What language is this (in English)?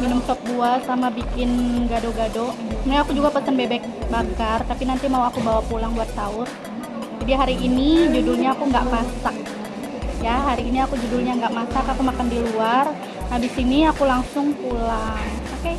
Indonesian